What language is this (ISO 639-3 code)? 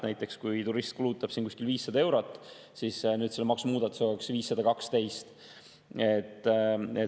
est